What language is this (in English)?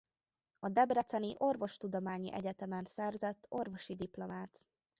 Hungarian